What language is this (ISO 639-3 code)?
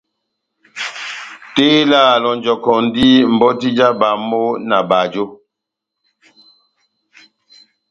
bnm